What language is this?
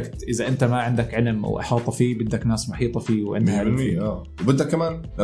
Arabic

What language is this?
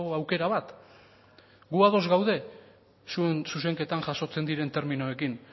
Basque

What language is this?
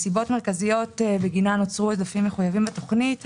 Hebrew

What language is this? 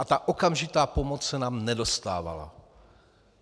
Czech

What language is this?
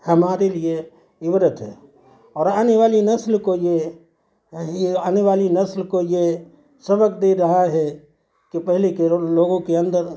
Urdu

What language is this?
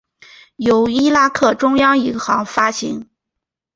Chinese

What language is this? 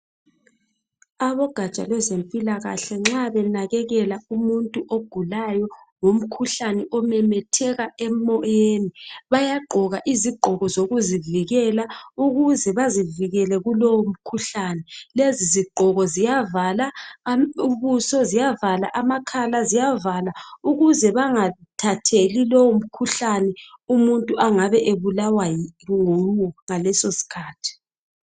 North Ndebele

